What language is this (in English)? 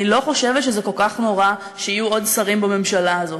Hebrew